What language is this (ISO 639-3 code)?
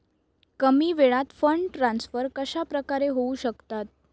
mar